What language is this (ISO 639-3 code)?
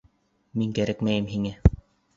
bak